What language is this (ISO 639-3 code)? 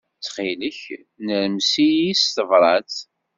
kab